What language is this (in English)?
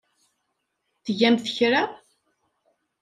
Kabyle